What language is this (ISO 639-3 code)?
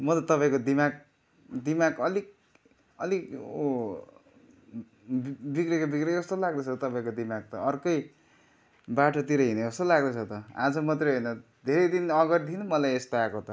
nep